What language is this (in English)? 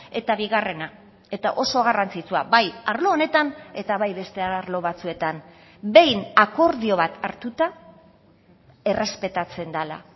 Basque